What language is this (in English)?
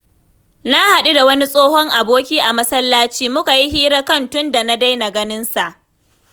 Hausa